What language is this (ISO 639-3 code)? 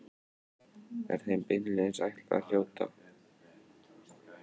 isl